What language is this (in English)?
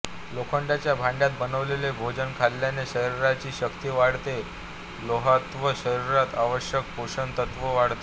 Marathi